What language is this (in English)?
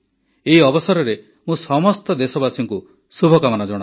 Odia